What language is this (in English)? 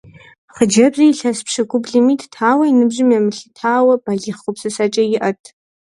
Kabardian